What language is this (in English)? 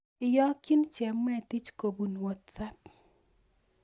Kalenjin